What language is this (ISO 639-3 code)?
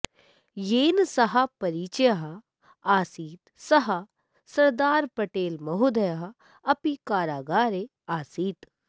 san